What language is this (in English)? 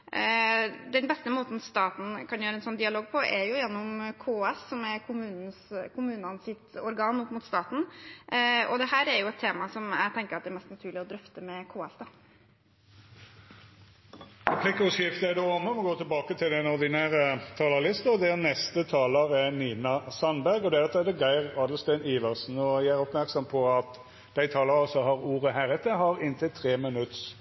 Norwegian